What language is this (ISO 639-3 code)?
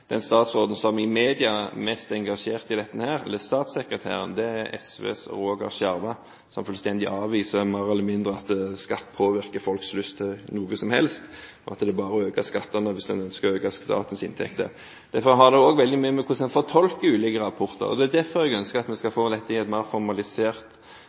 nob